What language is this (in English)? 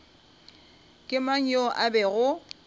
Northern Sotho